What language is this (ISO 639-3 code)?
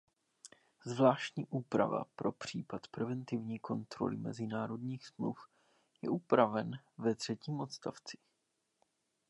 ces